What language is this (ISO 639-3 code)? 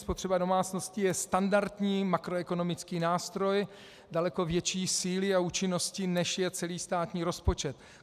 ces